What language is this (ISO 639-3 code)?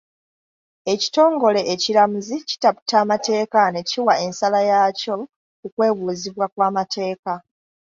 lug